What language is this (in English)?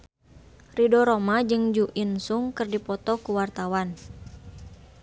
Sundanese